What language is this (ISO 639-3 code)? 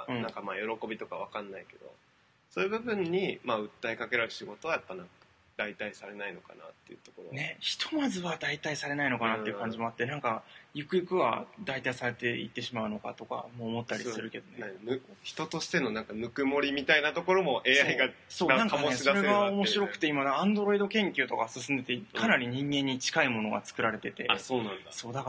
jpn